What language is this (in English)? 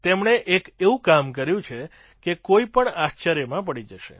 Gujarati